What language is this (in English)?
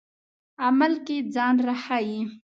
Pashto